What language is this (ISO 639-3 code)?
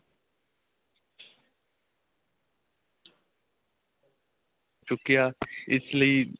pan